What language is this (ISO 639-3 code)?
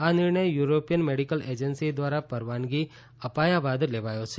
guj